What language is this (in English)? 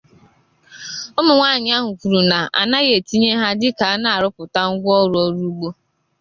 Igbo